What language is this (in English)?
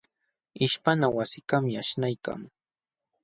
Jauja Wanca Quechua